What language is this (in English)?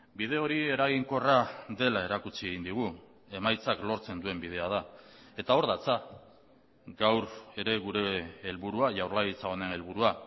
Basque